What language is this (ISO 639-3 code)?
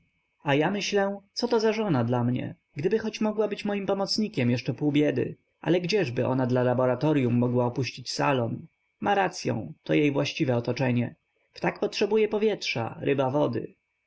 pol